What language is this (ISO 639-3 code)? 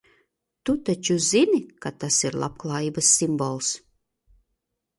lav